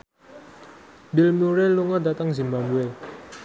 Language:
Javanese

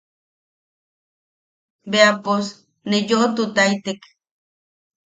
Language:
Yaqui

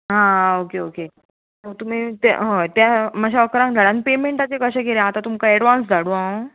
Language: Konkani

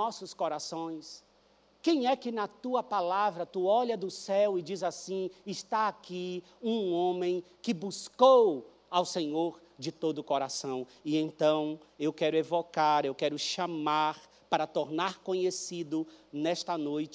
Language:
Portuguese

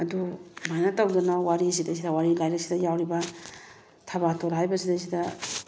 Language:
Manipuri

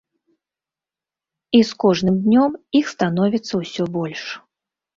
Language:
Belarusian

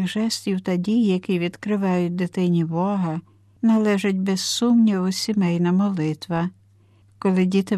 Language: Ukrainian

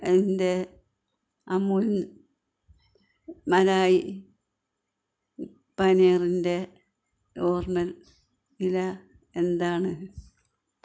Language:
Malayalam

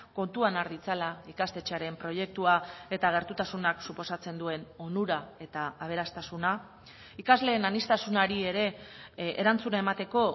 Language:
Basque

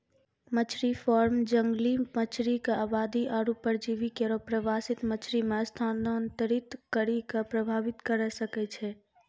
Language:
Maithili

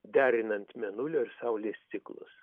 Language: Lithuanian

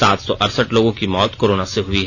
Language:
Hindi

